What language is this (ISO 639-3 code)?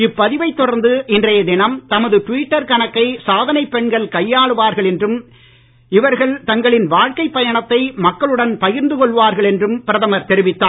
tam